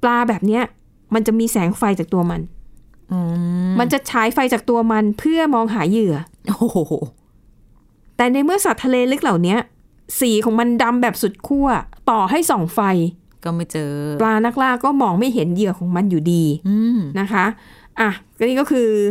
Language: Thai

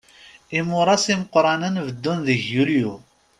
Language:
Kabyle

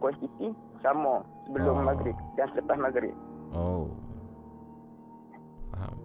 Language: Malay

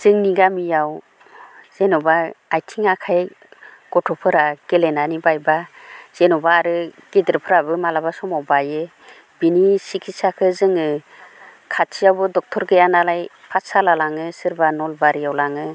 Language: Bodo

